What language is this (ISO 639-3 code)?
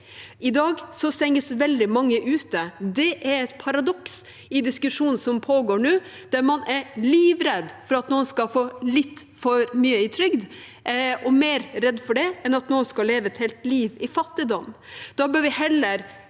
nor